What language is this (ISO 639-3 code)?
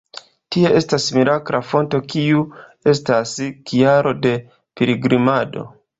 epo